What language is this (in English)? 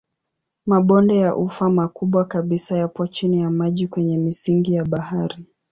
Swahili